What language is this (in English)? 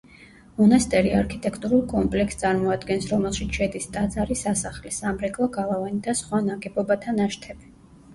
Georgian